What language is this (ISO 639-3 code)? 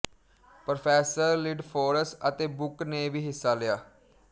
pan